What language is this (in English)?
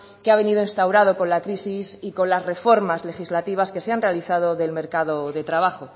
Spanish